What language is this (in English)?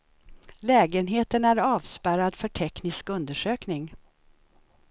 Swedish